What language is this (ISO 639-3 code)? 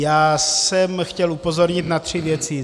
ces